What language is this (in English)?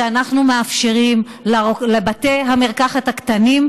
Hebrew